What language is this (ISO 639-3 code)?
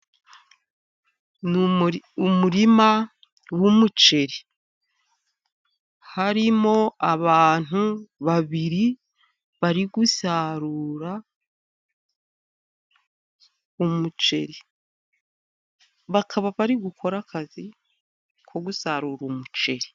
kin